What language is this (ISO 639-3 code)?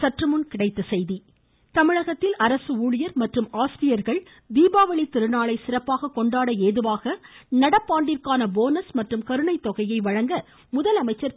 tam